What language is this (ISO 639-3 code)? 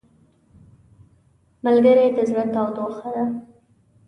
pus